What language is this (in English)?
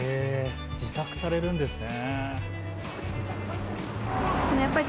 Japanese